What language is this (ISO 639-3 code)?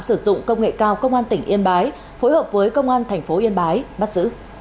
vie